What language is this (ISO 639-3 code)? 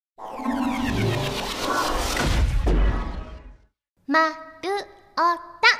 jpn